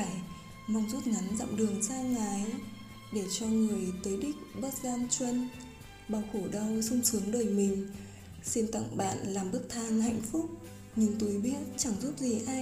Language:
Vietnamese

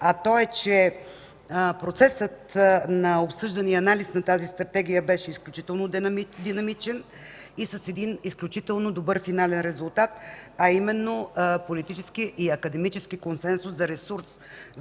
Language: Bulgarian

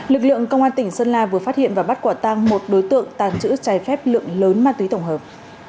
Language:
Vietnamese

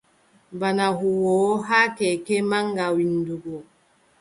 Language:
Adamawa Fulfulde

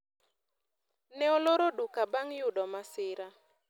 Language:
Luo (Kenya and Tanzania)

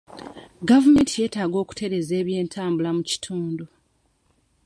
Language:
Ganda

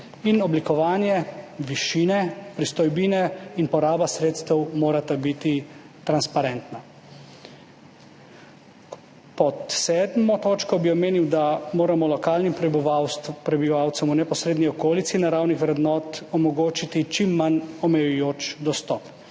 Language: Slovenian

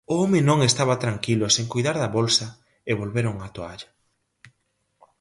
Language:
Galician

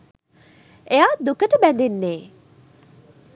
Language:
Sinhala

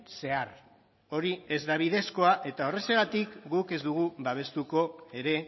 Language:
Basque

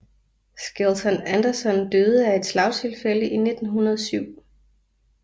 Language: Danish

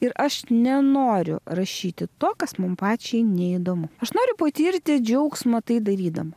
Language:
Lithuanian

